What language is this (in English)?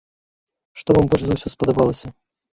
Belarusian